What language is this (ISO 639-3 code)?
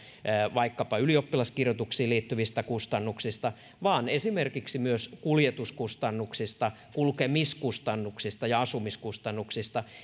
fin